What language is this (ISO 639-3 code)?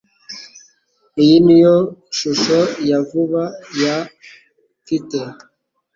kin